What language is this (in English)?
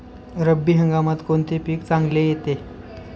Marathi